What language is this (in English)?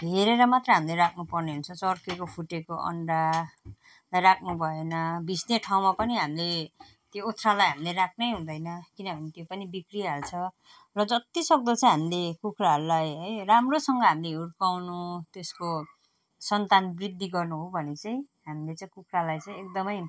Nepali